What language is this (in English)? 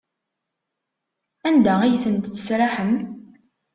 Kabyle